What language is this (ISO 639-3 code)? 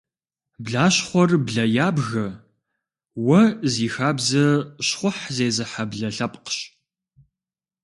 kbd